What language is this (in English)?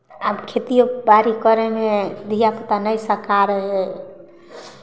Maithili